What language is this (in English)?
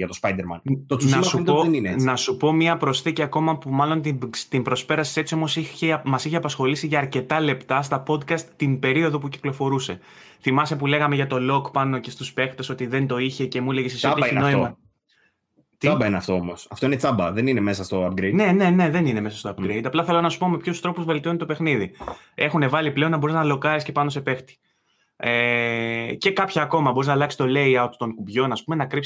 Greek